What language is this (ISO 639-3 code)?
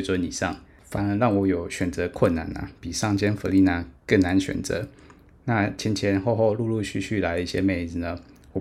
zho